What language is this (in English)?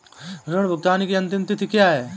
Hindi